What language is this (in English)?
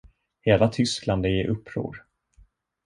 Swedish